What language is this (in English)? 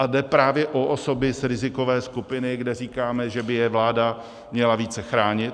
Czech